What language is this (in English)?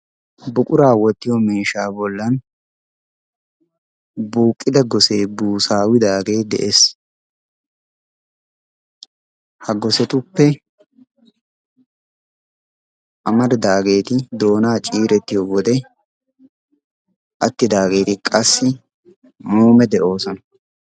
Wolaytta